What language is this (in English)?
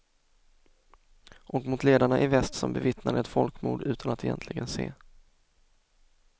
Swedish